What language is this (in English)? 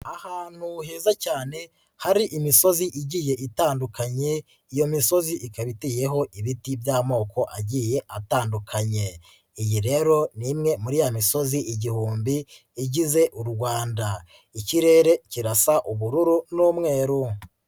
Kinyarwanda